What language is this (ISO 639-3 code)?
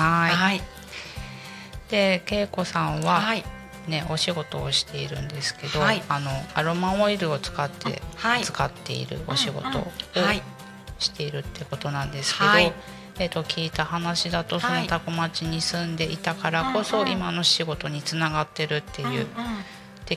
jpn